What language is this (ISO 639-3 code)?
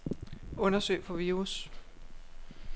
dan